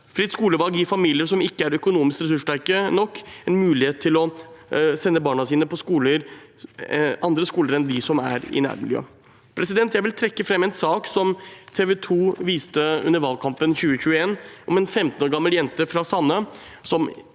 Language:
Norwegian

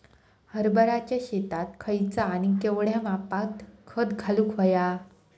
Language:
Marathi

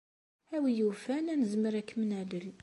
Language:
Kabyle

